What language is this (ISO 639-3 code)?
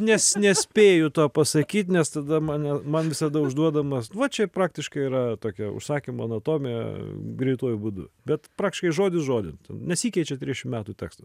lit